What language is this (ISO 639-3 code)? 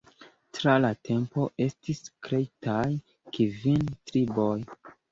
epo